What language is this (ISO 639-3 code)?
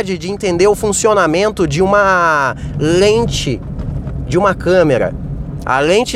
por